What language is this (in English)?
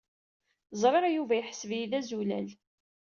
Kabyle